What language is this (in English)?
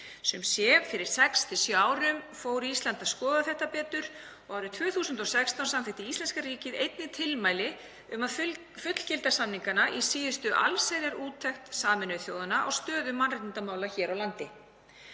Icelandic